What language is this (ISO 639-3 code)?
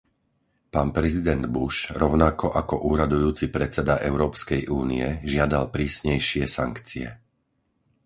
slk